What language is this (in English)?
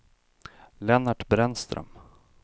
Swedish